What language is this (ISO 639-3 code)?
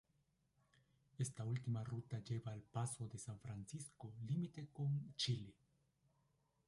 spa